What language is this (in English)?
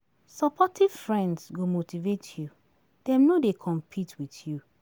Nigerian Pidgin